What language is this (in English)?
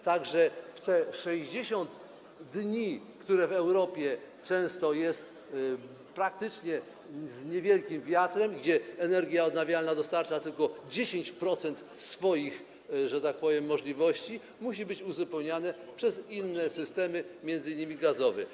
Polish